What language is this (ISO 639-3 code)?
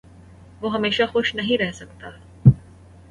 urd